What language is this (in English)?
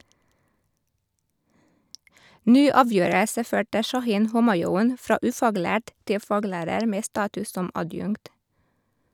Norwegian